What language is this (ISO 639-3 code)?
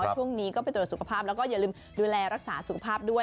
tha